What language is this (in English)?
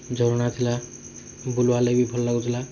Odia